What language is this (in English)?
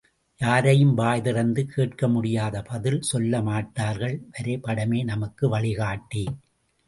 Tamil